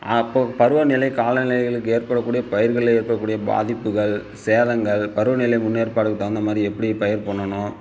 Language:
Tamil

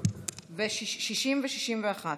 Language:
Hebrew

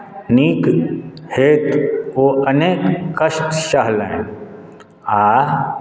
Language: Maithili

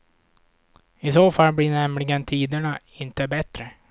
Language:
Swedish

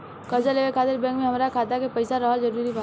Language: Bhojpuri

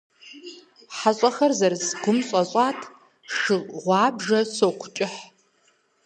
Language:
Kabardian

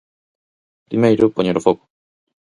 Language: Galician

